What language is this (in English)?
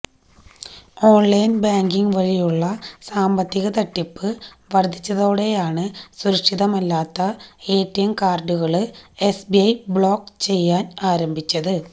Malayalam